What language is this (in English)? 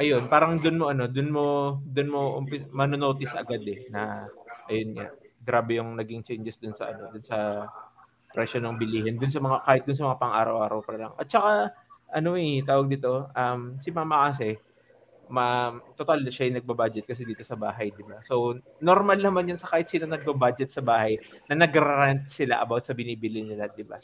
Filipino